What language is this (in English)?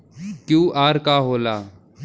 Bhojpuri